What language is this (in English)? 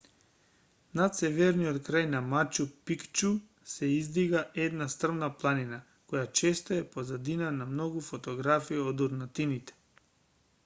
Macedonian